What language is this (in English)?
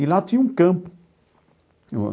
Portuguese